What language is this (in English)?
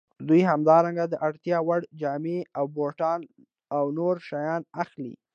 Pashto